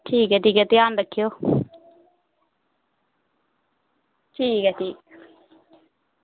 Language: Dogri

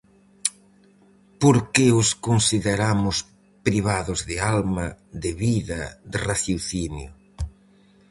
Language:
Galician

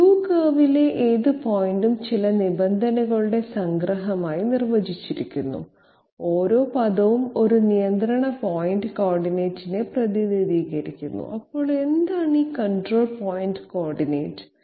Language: Malayalam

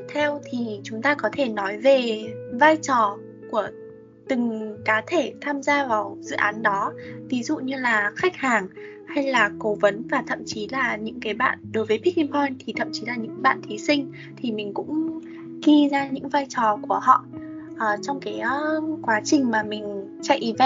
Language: Vietnamese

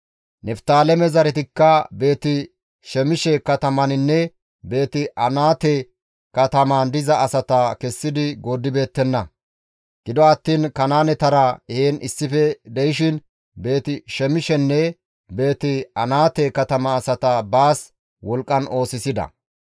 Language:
Gamo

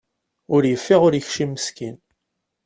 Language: Kabyle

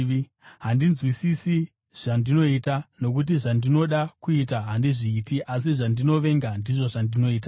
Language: Shona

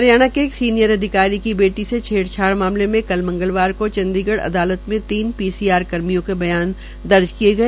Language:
Hindi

